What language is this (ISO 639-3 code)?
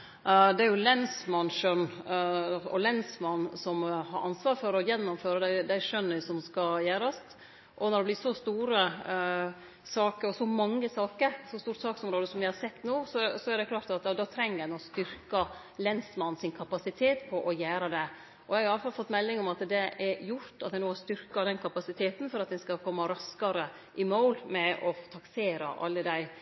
nno